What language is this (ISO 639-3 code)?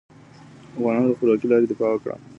pus